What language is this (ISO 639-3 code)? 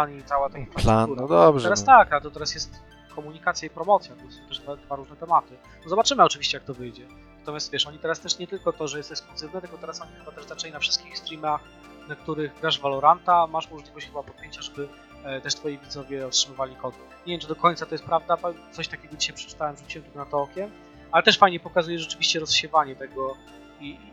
pol